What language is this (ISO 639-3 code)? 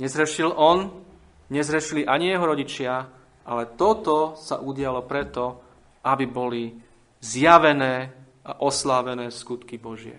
slk